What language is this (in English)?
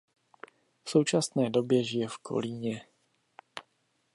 Czech